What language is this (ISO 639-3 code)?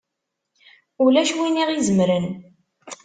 kab